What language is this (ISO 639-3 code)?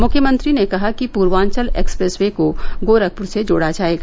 hin